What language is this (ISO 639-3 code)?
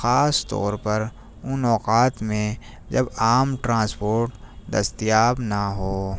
urd